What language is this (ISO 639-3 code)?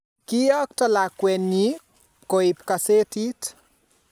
kln